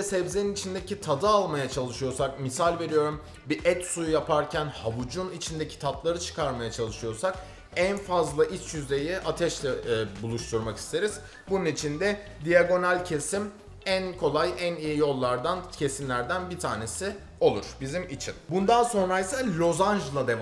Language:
Turkish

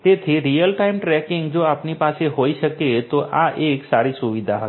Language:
Gujarati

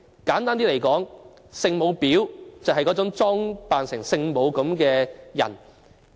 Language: Cantonese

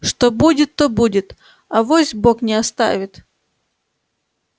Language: Russian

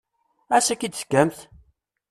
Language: Kabyle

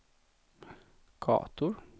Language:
Swedish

